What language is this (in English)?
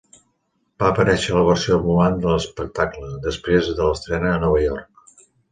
Catalan